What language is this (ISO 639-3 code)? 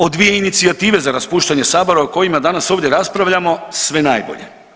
hrv